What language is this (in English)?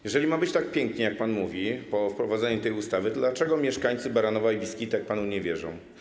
Polish